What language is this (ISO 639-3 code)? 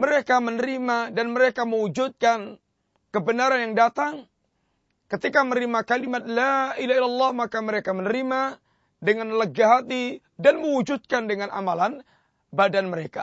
msa